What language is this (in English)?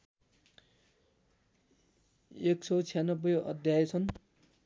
Nepali